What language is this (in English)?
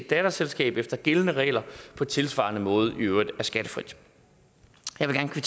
Danish